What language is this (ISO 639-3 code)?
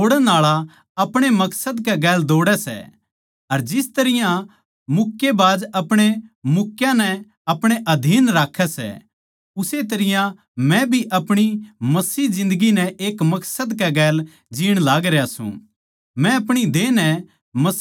bgc